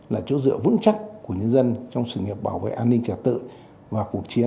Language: Vietnamese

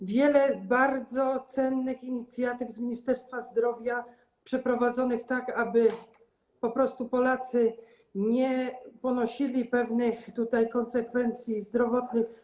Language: Polish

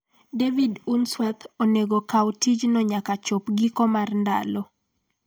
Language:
Luo (Kenya and Tanzania)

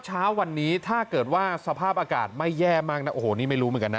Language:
Thai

